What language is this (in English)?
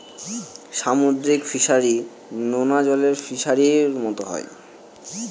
Bangla